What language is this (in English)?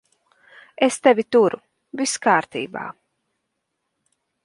Latvian